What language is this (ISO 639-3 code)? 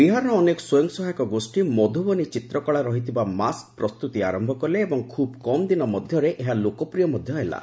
ori